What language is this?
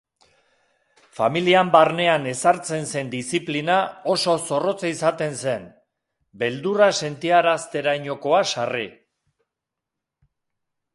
Basque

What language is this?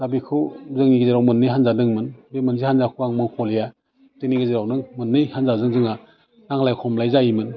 Bodo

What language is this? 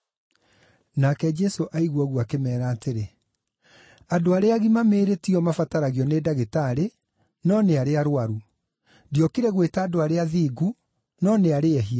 Kikuyu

